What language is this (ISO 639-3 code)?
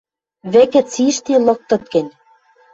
mrj